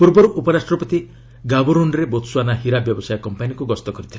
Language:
Odia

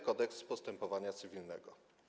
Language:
Polish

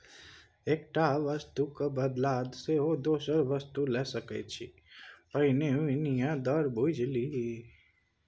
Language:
Maithili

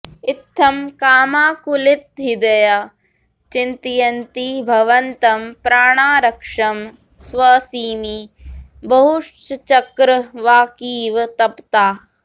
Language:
Sanskrit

